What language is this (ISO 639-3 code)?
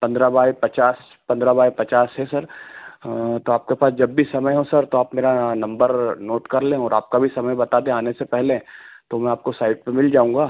hin